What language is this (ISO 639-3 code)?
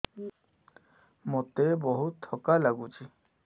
ori